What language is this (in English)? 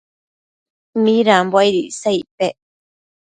Matsés